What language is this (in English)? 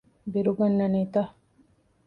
Divehi